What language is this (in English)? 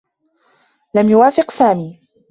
Arabic